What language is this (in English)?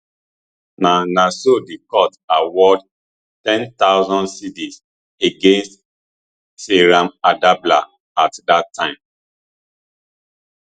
Nigerian Pidgin